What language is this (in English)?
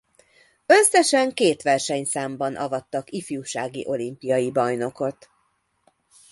Hungarian